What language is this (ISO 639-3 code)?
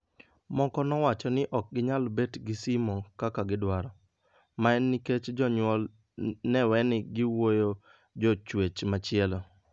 luo